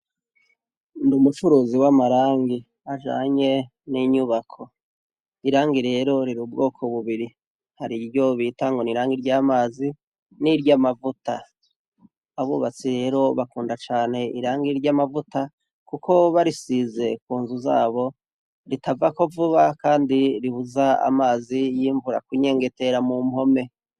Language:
Rundi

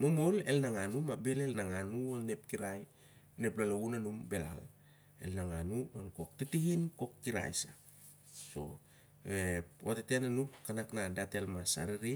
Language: Siar-Lak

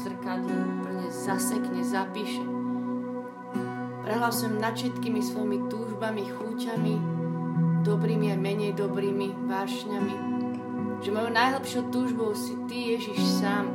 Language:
Slovak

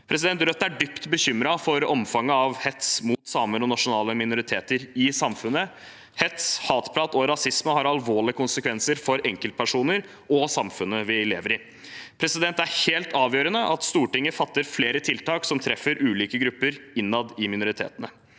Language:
Norwegian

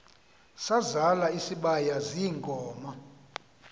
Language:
Xhosa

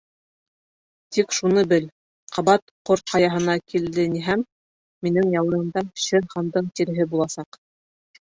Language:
Bashkir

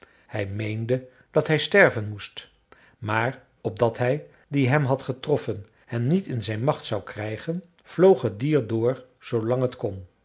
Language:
Dutch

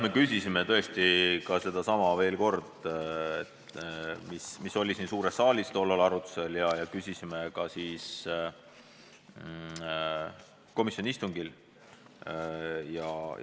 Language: Estonian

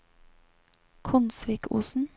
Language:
Norwegian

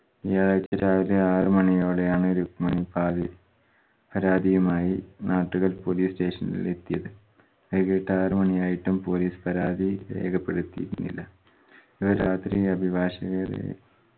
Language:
Malayalam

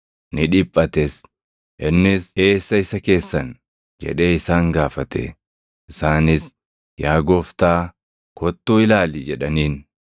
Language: Oromo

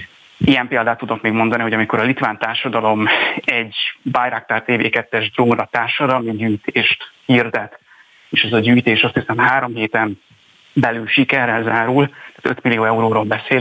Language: Hungarian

